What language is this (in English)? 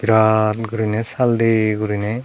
Chakma